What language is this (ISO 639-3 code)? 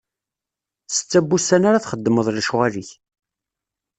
kab